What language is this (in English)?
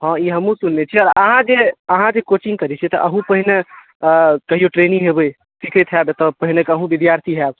Maithili